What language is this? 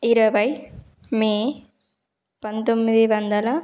Telugu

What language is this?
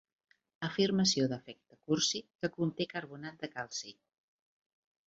Catalan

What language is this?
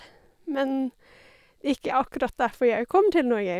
Norwegian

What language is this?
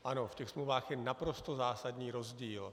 Czech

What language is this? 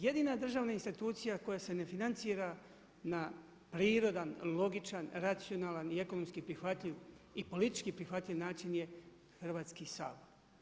Croatian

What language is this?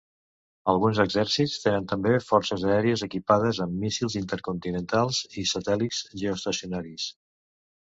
Catalan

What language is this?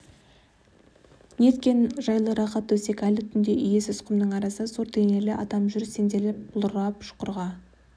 Kazakh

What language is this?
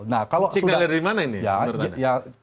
Indonesian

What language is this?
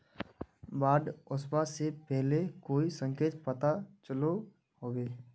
Magahi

